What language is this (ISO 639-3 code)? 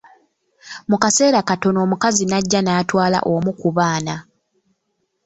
lug